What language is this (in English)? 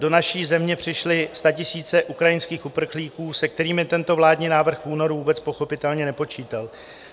Czech